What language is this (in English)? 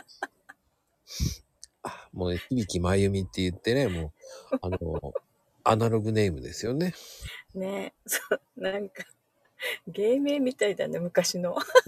Japanese